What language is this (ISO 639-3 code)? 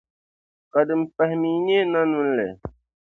dag